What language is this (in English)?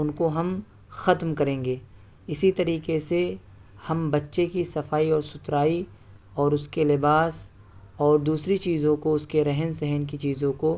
Urdu